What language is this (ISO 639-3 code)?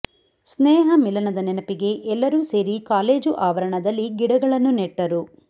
kan